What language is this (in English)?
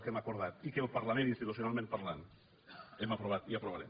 Catalan